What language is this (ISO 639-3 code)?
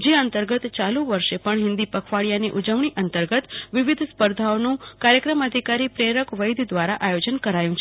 guj